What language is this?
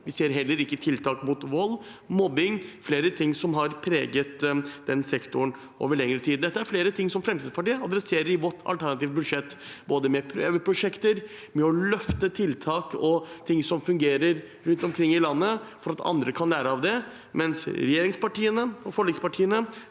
Norwegian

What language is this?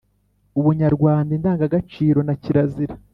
Kinyarwanda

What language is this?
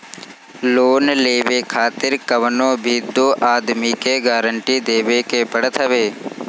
Bhojpuri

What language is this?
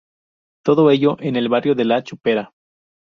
Spanish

